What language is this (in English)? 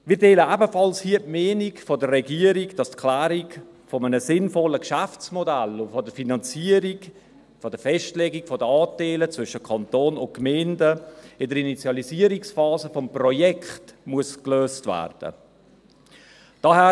Swiss German